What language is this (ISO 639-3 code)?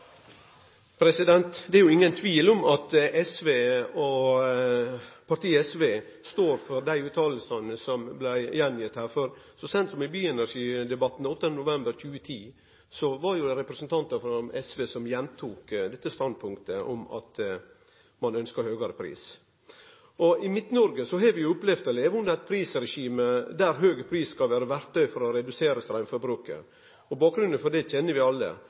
nno